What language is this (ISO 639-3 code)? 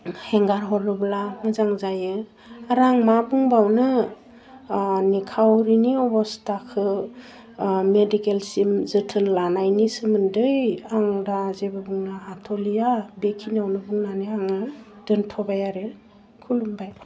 brx